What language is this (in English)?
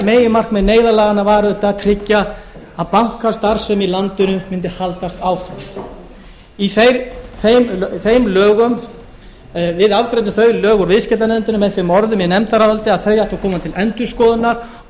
Icelandic